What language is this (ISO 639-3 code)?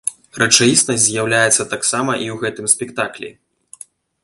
bel